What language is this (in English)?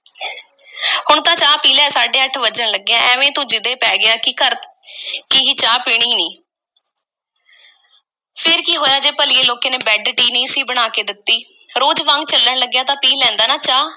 Punjabi